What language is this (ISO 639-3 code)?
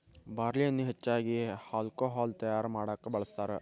kan